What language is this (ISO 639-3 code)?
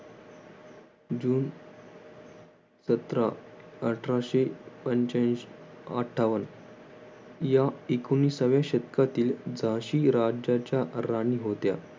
mar